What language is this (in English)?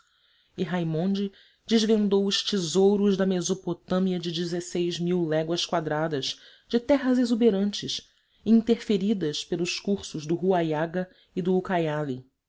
Portuguese